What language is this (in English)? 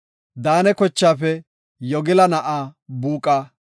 Gofa